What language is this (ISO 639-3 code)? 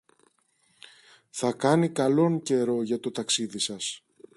ell